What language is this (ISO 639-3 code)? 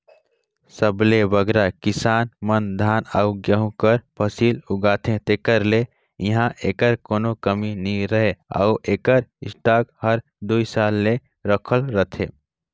hne